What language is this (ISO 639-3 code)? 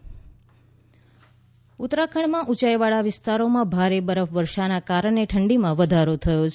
guj